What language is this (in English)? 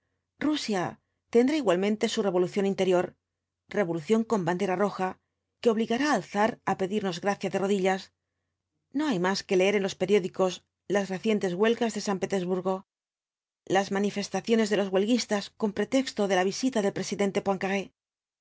Spanish